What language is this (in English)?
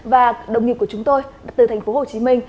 Vietnamese